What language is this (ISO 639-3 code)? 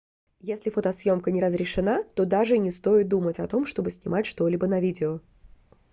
rus